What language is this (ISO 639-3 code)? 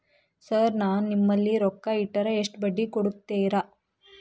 kan